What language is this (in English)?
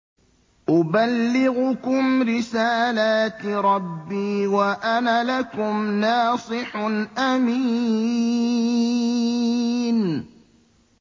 Arabic